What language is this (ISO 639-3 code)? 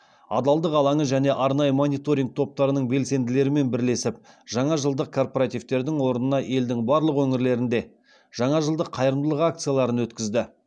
kaz